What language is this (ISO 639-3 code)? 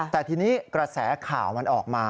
tha